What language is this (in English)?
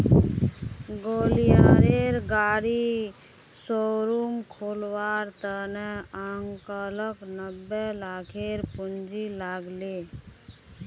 Magahi